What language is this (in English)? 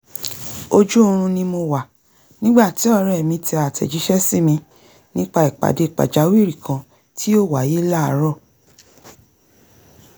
Yoruba